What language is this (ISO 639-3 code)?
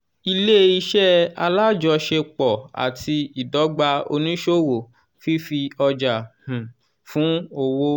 yor